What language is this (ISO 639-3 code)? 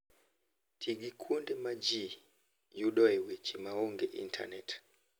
luo